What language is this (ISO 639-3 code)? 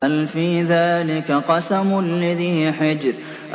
ara